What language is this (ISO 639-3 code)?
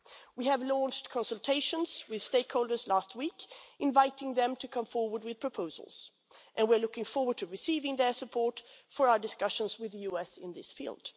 eng